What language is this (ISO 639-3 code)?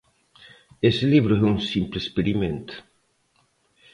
glg